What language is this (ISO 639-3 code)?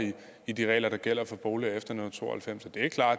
dan